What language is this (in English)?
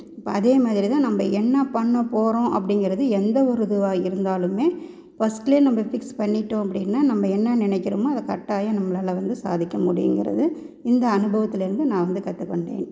Tamil